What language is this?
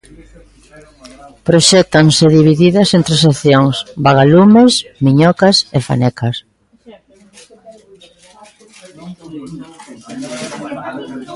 Galician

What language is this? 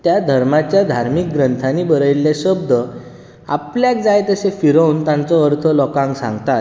Konkani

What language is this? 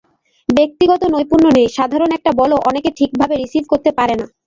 Bangla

